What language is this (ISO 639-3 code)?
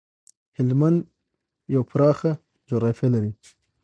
pus